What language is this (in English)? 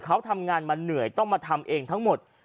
Thai